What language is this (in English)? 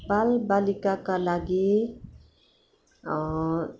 Nepali